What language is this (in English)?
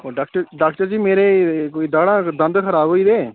Dogri